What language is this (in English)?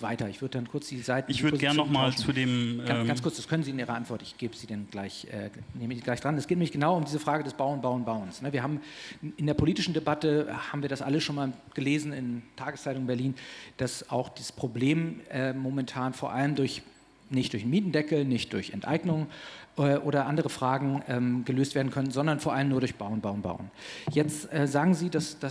German